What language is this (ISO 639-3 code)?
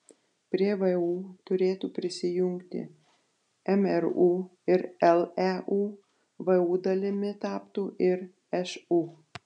lit